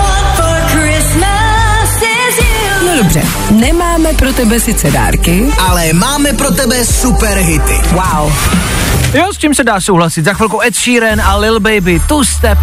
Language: Czech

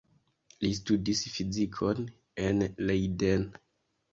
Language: Esperanto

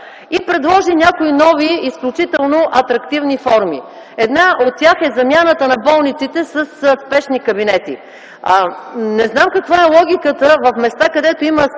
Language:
Bulgarian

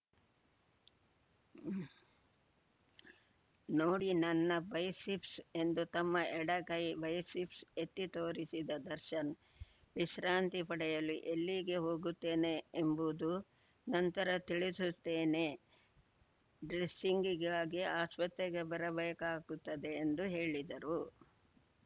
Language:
Kannada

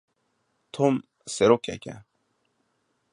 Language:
Kurdish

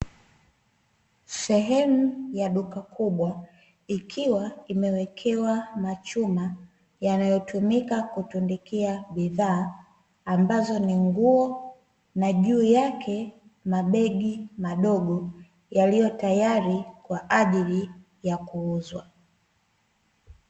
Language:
Swahili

